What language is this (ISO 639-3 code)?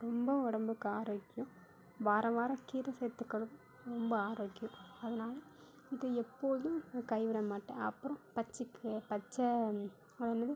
tam